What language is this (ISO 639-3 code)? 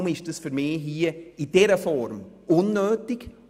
gsw